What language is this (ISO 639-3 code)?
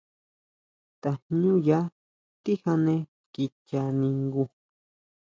mau